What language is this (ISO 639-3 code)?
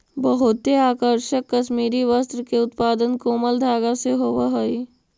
mag